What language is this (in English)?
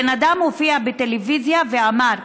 Hebrew